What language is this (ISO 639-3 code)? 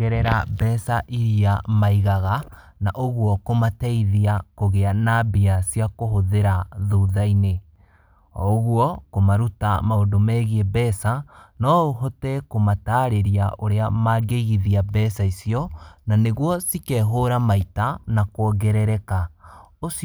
kik